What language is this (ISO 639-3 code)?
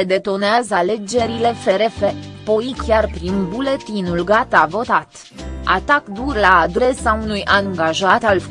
ron